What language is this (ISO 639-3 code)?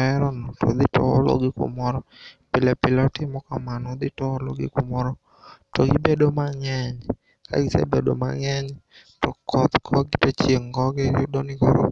luo